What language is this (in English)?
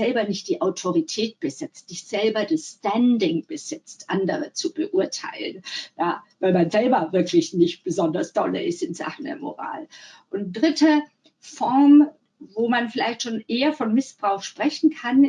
German